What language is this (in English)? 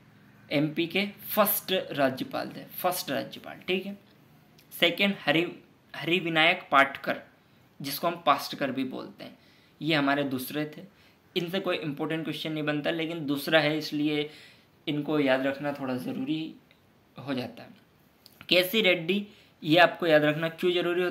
Hindi